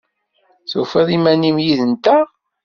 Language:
Kabyle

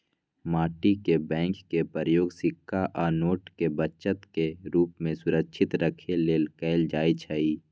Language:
Magahi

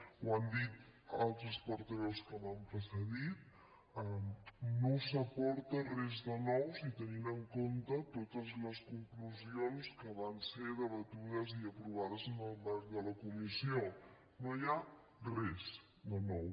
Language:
Catalan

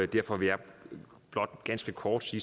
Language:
Danish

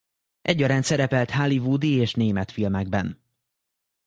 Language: Hungarian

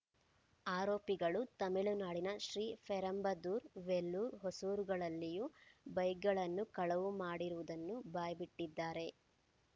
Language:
Kannada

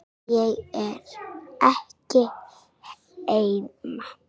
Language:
Icelandic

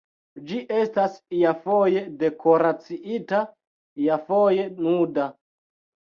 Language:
Esperanto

